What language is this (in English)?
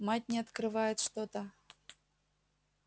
Russian